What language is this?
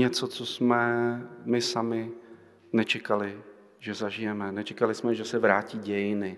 Czech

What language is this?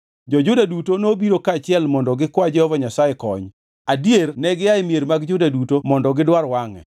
Luo (Kenya and Tanzania)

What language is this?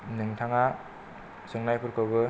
Bodo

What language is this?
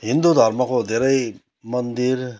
Nepali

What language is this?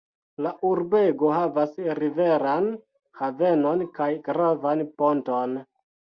Esperanto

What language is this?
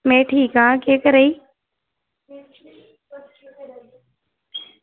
Dogri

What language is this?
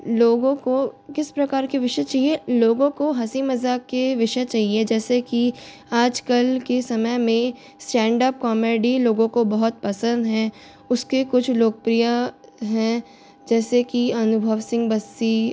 Hindi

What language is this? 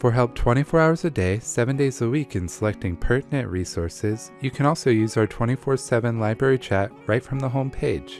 English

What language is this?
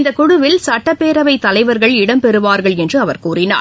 Tamil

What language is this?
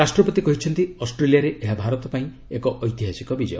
Odia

